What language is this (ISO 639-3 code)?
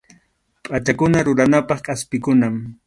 qxu